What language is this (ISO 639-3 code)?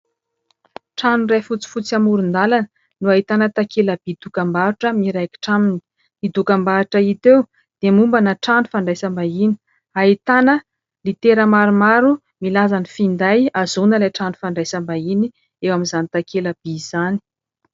mlg